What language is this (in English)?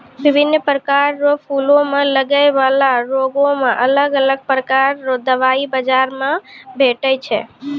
Maithili